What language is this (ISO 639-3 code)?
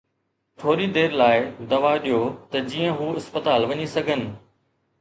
snd